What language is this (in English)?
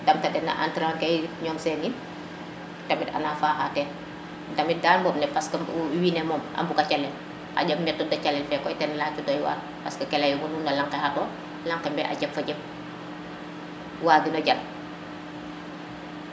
Serer